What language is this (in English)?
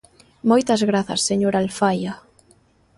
Galician